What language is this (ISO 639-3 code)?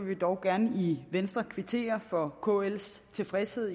dan